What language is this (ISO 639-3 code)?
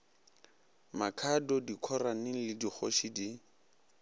nso